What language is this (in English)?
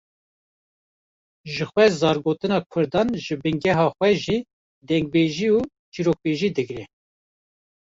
Kurdish